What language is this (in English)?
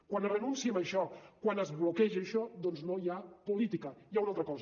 Catalan